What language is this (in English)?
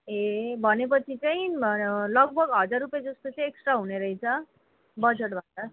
Nepali